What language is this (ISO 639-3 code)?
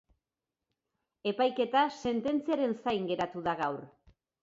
eus